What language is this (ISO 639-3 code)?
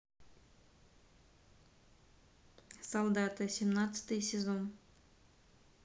rus